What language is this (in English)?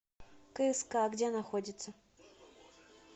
Russian